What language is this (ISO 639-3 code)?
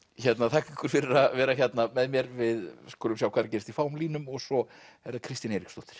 isl